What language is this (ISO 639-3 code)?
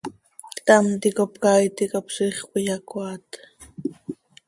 sei